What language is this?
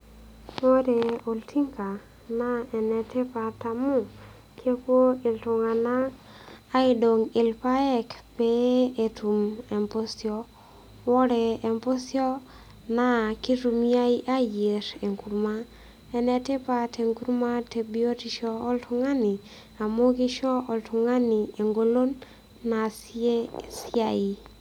Masai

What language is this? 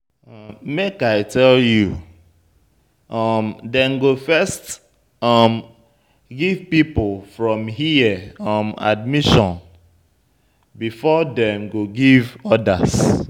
Nigerian Pidgin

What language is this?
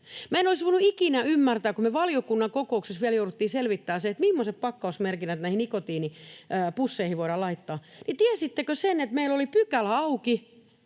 Finnish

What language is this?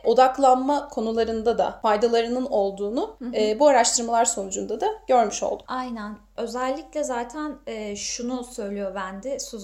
Turkish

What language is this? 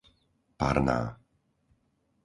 Slovak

